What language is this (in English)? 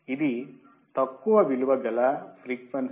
Telugu